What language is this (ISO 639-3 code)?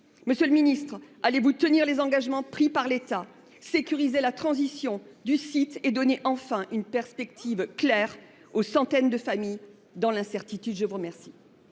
fra